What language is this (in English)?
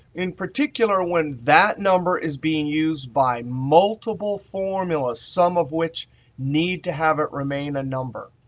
English